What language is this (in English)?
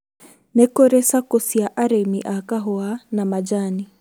Kikuyu